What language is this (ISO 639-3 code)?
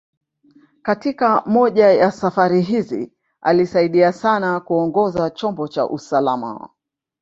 swa